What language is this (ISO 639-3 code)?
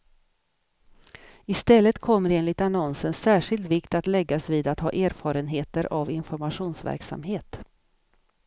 swe